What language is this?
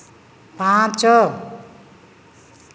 Odia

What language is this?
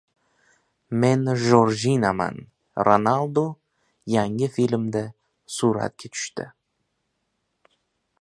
Uzbek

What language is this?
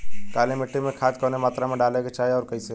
Bhojpuri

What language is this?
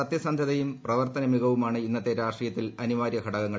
Malayalam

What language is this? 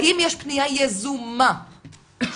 Hebrew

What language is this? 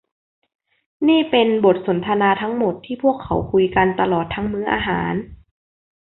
Thai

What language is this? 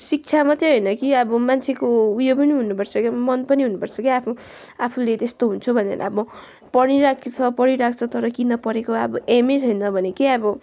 Nepali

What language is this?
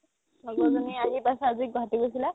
Assamese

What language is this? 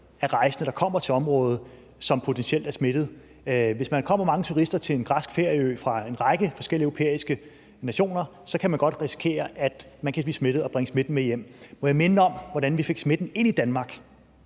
Danish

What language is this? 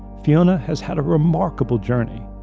English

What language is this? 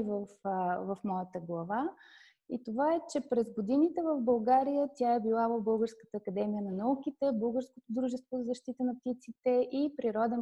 Bulgarian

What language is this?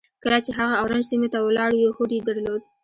Pashto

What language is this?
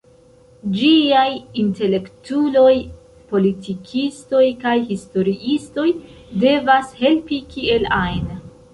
Esperanto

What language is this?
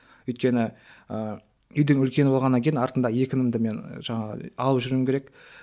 Kazakh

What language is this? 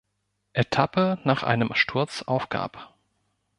German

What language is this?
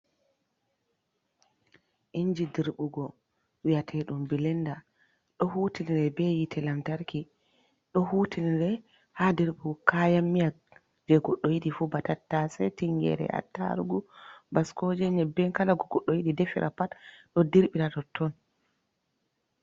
Fula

